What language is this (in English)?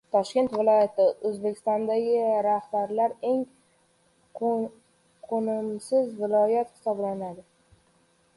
Uzbek